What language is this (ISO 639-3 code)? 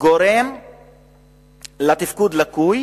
heb